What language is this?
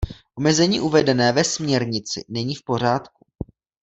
Czech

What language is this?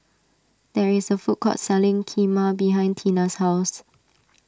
English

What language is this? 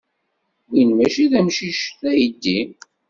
Kabyle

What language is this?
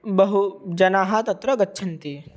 Sanskrit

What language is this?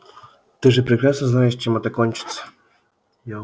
Russian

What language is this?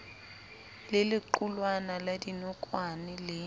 Southern Sotho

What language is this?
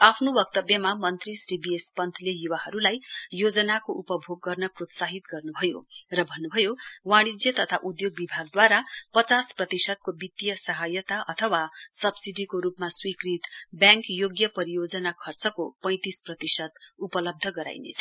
Nepali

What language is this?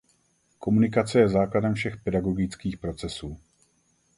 Czech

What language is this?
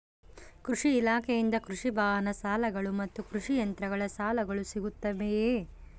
Kannada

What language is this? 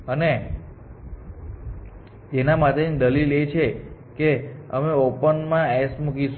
Gujarati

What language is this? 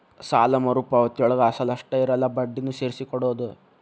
Kannada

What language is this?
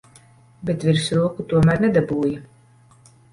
Latvian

